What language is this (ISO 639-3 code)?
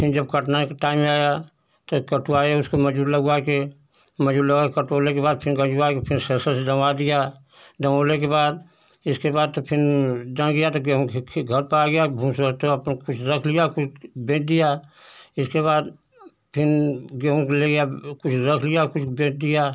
hin